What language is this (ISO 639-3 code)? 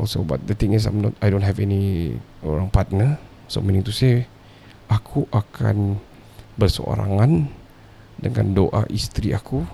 msa